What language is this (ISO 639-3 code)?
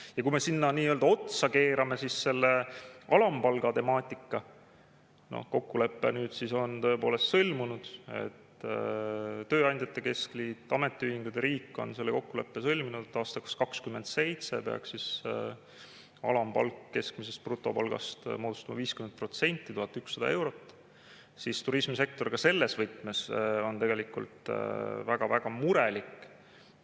est